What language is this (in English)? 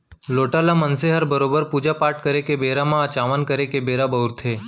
Chhattisgarhi